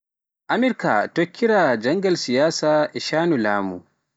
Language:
Pular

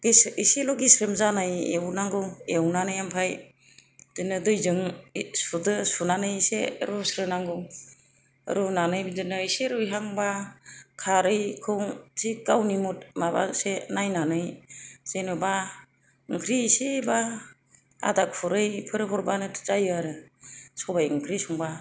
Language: Bodo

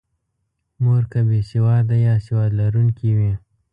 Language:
Pashto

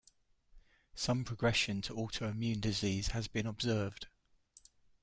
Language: English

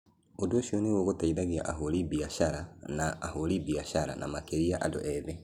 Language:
Kikuyu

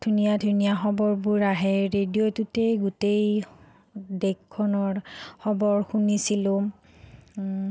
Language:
Assamese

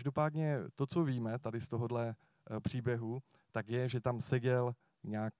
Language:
Czech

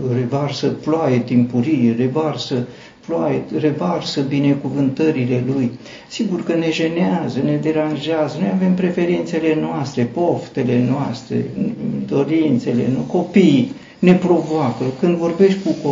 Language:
Romanian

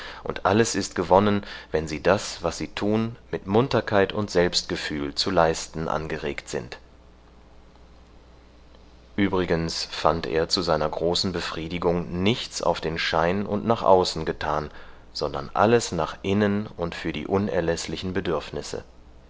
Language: German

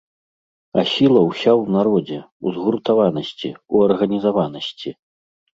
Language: Belarusian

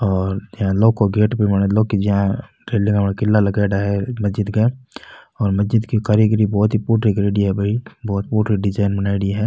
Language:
Rajasthani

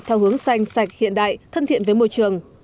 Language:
Vietnamese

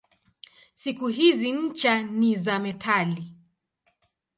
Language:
Swahili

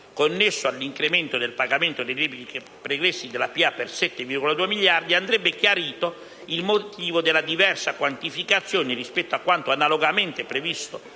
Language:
Italian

